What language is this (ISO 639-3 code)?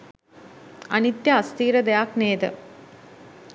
sin